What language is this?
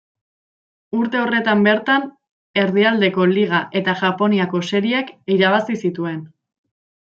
Basque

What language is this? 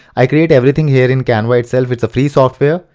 English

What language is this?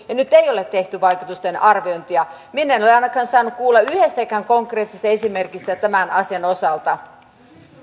Finnish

